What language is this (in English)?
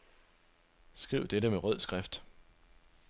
Danish